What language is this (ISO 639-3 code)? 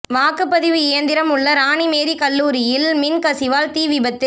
tam